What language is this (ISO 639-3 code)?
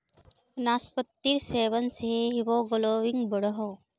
mag